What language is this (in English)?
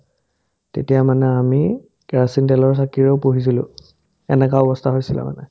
Assamese